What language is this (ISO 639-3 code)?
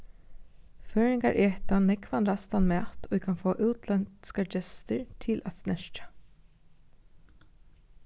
fao